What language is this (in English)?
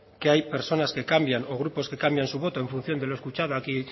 Spanish